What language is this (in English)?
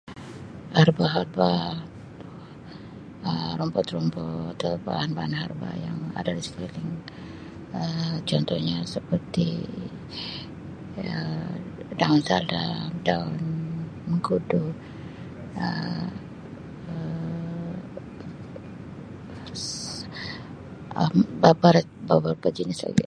Sabah Malay